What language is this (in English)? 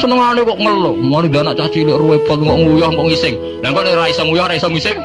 Indonesian